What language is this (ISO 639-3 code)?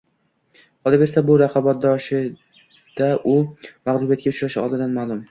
uzb